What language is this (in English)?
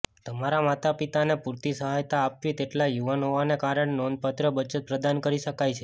Gujarati